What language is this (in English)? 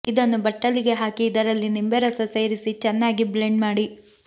Kannada